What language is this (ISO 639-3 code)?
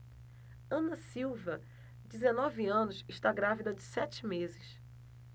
por